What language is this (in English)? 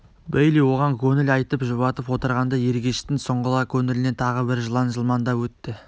Kazakh